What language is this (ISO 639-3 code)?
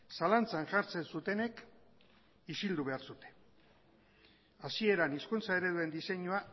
eus